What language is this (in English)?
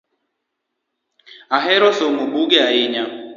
Luo (Kenya and Tanzania)